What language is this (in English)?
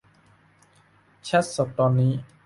Thai